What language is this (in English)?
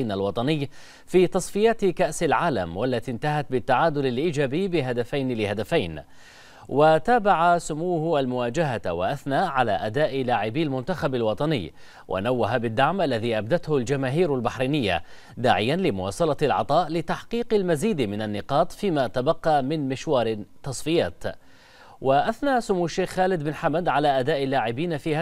Arabic